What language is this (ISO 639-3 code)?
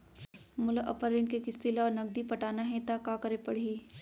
hne